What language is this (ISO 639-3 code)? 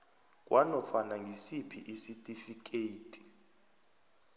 nbl